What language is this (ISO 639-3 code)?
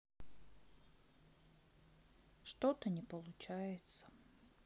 rus